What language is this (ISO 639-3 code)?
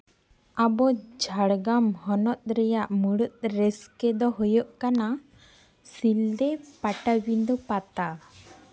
sat